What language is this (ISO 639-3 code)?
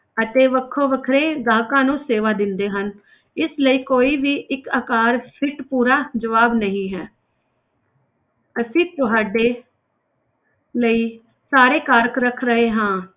pan